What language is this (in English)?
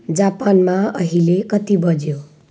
Nepali